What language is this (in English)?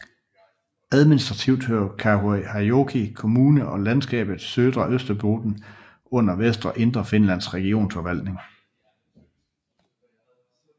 Danish